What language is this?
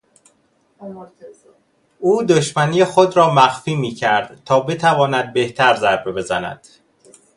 Persian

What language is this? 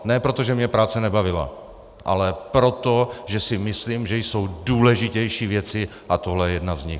Czech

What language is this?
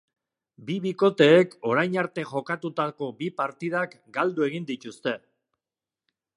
Basque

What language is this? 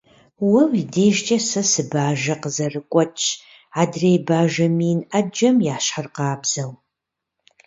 Kabardian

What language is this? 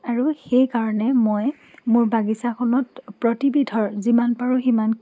Assamese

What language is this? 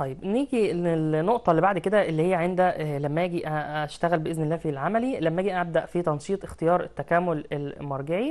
Arabic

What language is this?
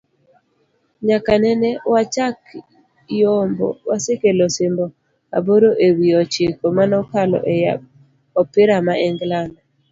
Luo (Kenya and Tanzania)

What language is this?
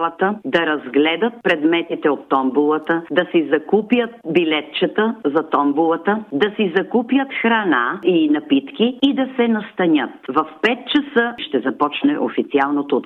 Bulgarian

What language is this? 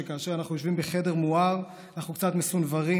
Hebrew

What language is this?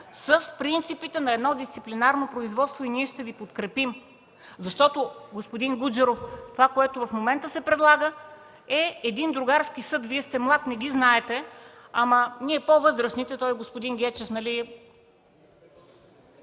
Bulgarian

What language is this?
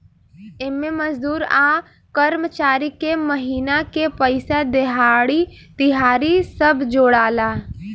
Bhojpuri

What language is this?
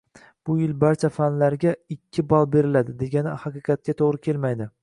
Uzbek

